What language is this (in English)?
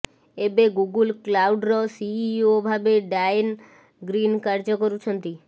Odia